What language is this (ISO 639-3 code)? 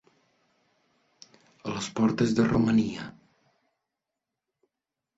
cat